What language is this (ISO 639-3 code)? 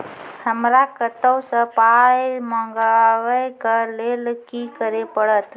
mai